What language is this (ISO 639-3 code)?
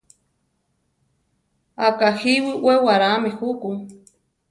tar